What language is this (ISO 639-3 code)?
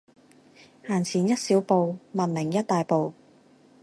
yue